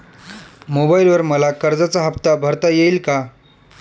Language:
Marathi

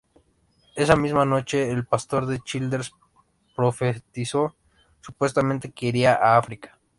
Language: Spanish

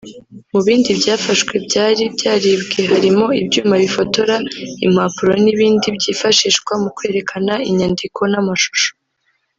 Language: Kinyarwanda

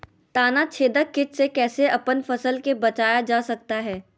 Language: Magahi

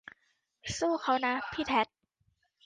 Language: Thai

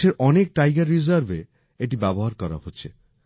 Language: Bangla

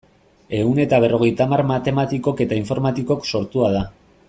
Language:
Basque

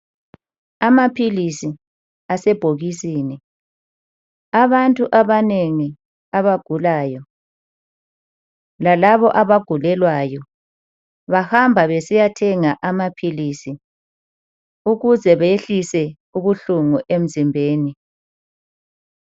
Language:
North Ndebele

